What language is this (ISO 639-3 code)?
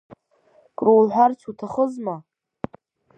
abk